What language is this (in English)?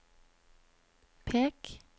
Norwegian